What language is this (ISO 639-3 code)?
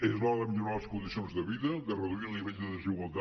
cat